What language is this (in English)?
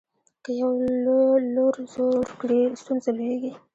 Pashto